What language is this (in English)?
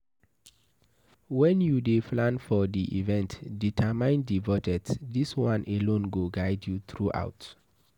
Nigerian Pidgin